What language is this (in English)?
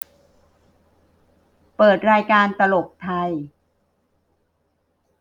Thai